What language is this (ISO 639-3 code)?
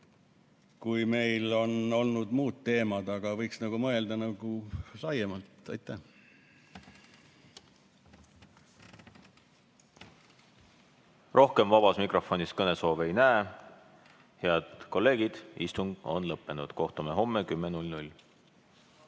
est